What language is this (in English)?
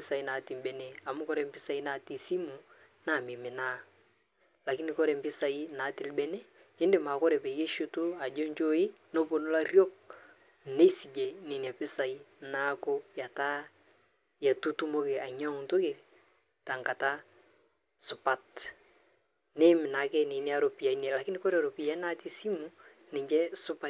Masai